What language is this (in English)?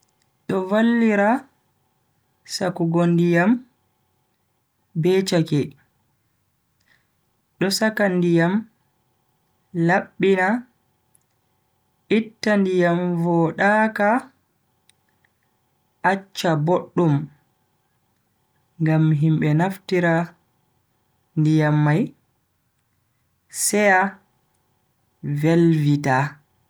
Bagirmi Fulfulde